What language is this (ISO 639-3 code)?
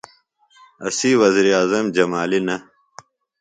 phl